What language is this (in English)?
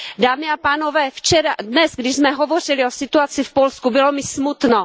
Czech